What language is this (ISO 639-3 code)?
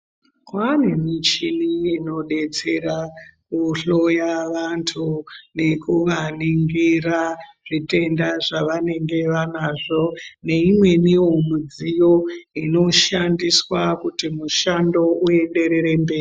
ndc